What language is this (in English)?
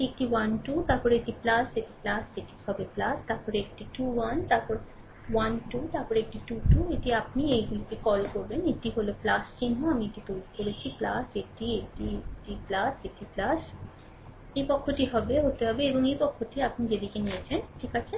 Bangla